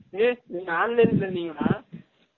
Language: Tamil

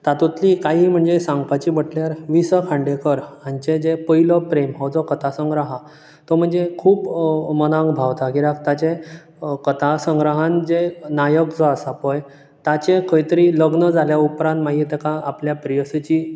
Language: Konkani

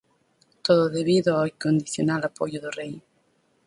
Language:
Galician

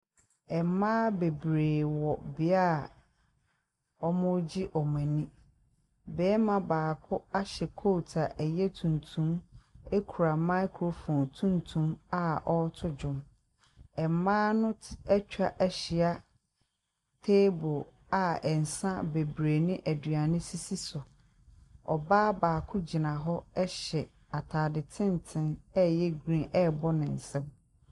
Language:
Akan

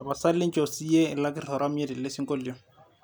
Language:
Masai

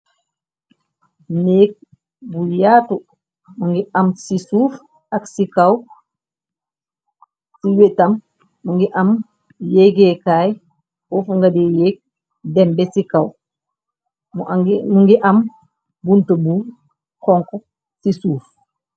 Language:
Wolof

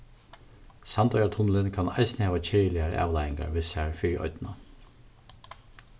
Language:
Faroese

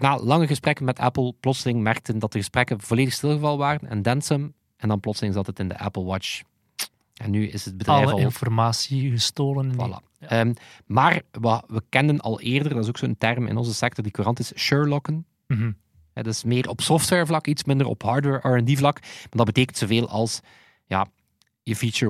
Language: Dutch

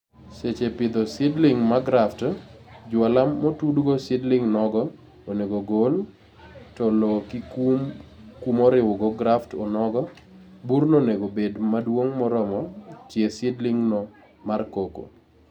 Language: Luo (Kenya and Tanzania)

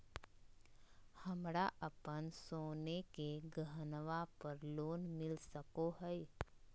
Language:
Magahi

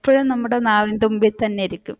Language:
Malayalam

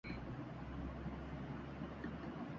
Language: Urdu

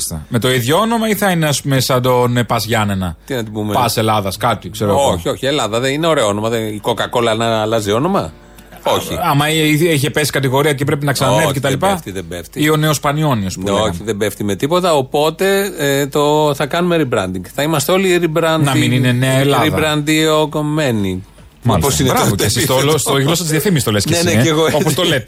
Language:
Greek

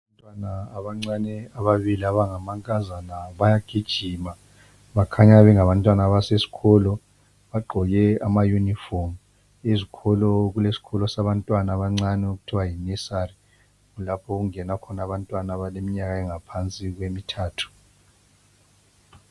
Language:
North Ndebele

